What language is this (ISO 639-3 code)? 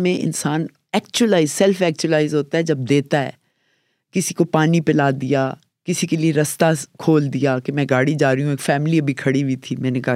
urd